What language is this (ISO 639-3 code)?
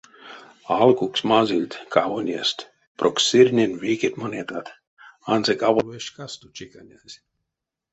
myv